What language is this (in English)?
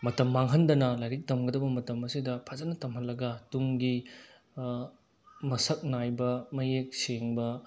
Manipuri